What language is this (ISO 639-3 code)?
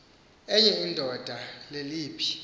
xho